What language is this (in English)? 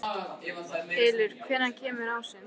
Icelandic